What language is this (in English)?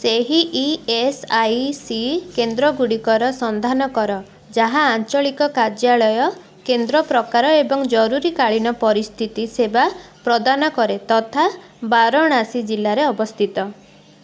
Odia